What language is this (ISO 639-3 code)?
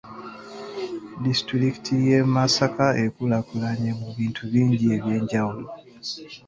lug